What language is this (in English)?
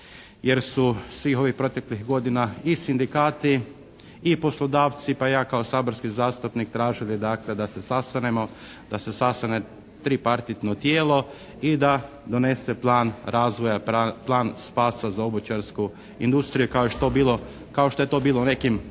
Croatian